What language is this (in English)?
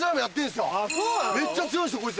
Japanese